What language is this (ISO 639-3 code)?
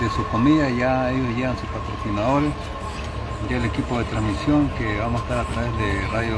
spa